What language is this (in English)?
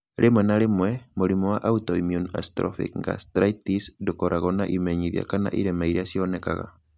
Kikuyu